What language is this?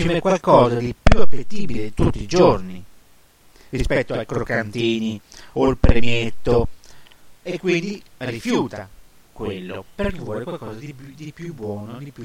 Italian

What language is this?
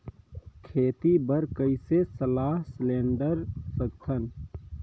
Chhattisgarhi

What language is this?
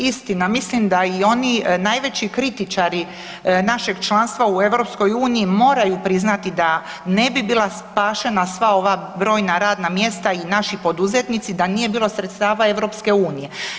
Croatian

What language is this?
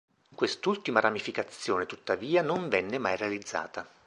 Italian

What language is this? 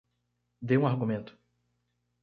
Portuguese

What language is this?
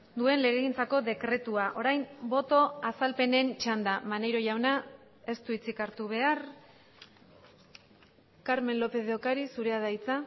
Basque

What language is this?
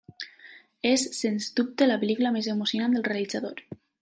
Catalan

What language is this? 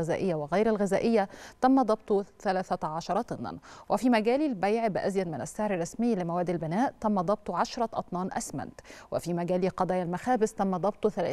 Arabic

